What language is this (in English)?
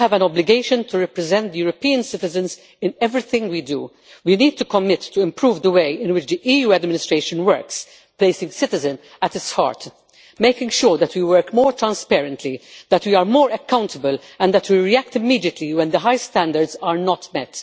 English